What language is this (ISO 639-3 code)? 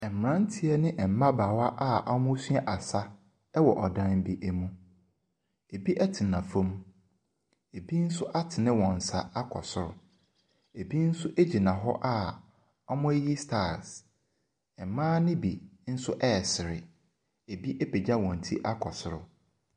aka